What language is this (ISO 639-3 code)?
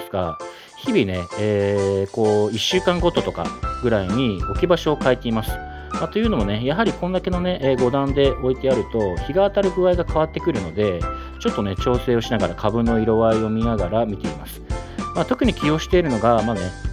jpn